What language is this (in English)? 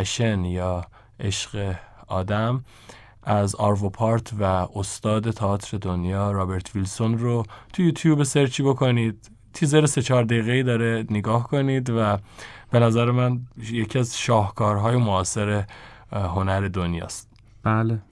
Persian